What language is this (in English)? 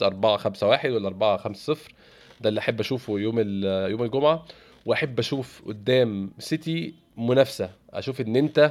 Arabic